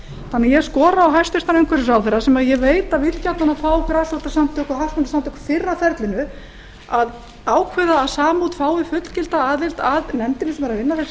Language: Icelandic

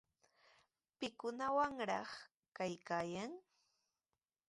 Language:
Sihuas Ancash Quechua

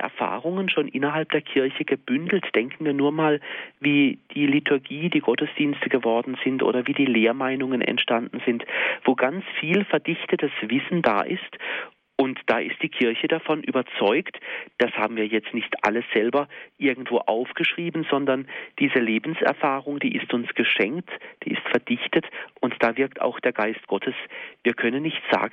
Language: German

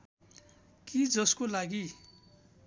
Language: Nepali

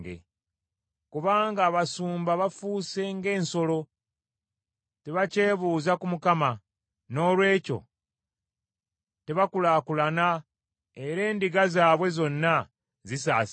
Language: Ganda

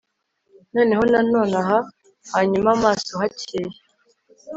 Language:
Kinyarwanda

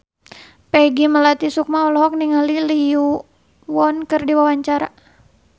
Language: Sundanese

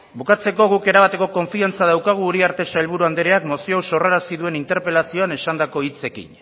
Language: Basque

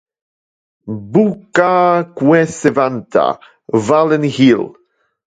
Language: Interlingua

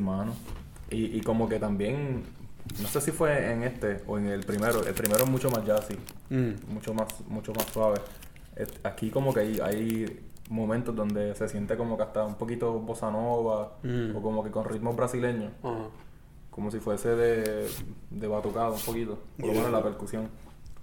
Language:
Spanish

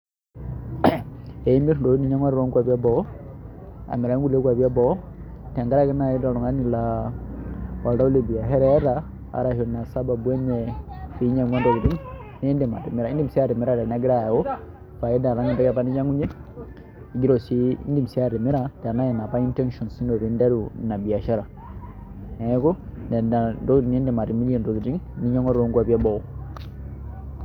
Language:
Masai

